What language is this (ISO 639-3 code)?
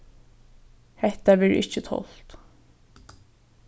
fao